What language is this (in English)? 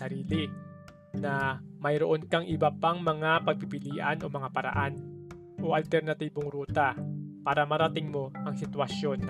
Filipino